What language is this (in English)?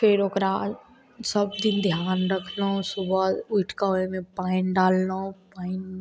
Maithili